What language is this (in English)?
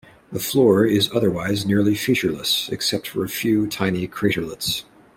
English